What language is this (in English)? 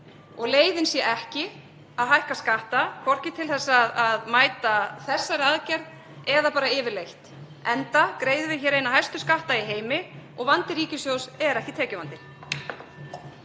Icelandic